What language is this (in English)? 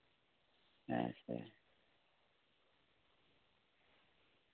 Santali